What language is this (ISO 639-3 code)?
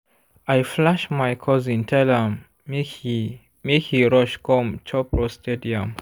pcm